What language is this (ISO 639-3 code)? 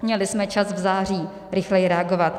ces